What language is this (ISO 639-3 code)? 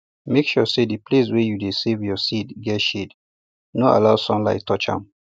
pcm